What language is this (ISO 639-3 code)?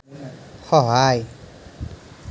asm